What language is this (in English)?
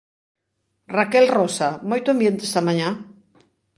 Galician